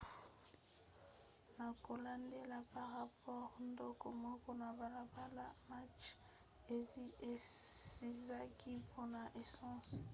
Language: Lingala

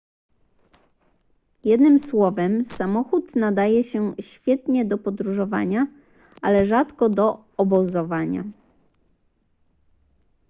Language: Polish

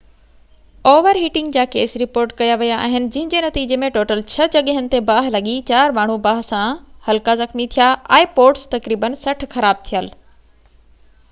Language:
Sindhi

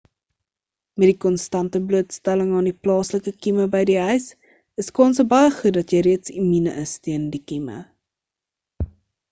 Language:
Afrikaans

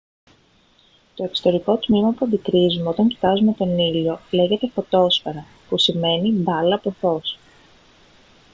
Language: Greek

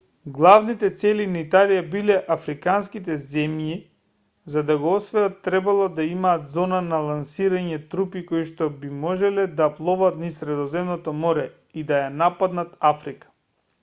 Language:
Macedonian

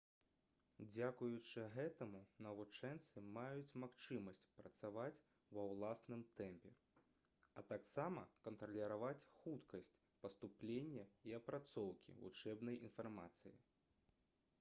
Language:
Belarusian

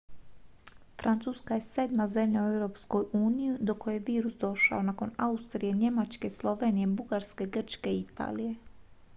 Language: Croatian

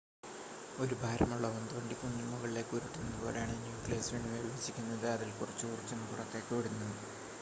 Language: Malayalam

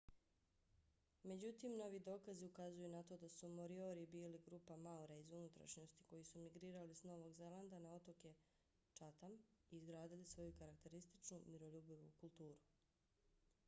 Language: Bosnian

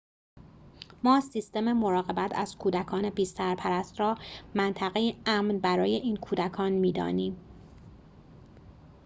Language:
Persian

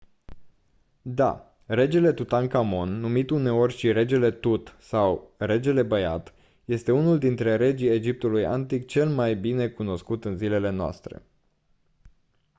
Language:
Romanian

